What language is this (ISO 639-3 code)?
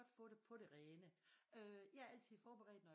dan